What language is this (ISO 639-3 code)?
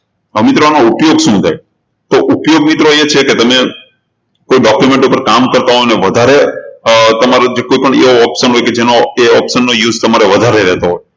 guj